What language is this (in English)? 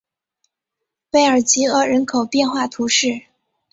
Chinese